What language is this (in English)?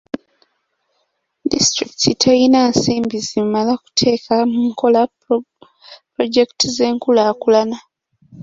Ganda